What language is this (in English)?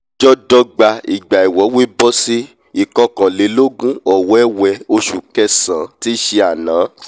Yoruba